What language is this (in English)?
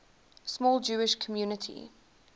English